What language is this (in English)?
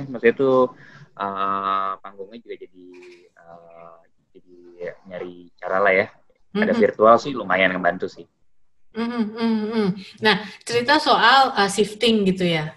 Indonesian